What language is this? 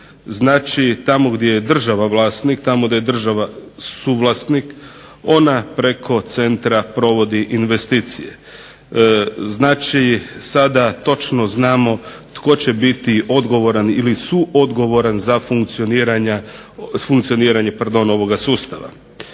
Croatian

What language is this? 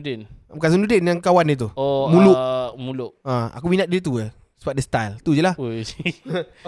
Malay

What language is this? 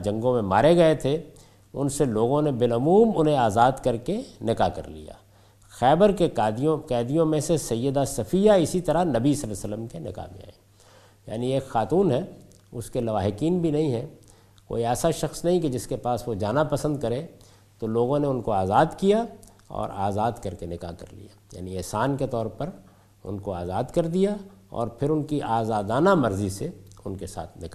Urdu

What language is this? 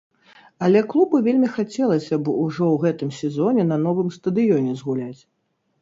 Belarusian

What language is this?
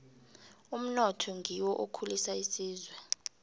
South Ndebele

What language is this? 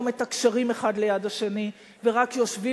Hebrew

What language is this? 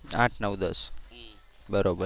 Gujarati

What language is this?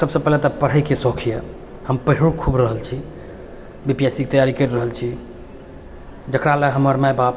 Maithili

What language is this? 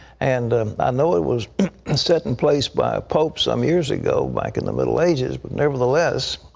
English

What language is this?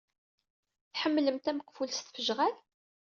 Kabyle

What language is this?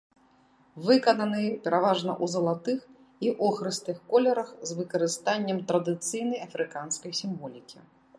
Belarusian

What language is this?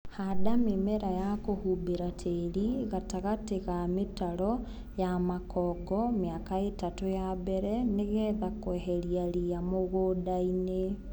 Kikuyu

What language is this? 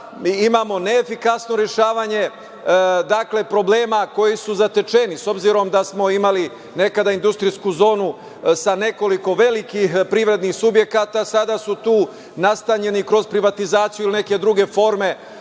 Serbian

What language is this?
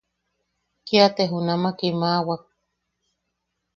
Yaqui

